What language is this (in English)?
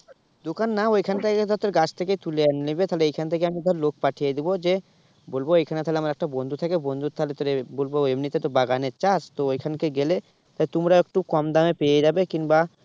Bangla